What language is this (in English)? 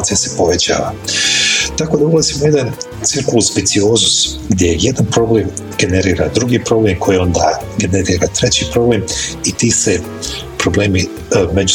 Croatian